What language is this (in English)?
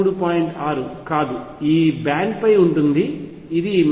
Telugu